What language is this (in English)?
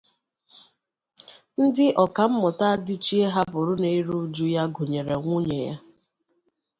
Igbo